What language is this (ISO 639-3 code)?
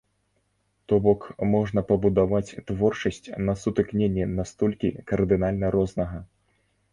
bel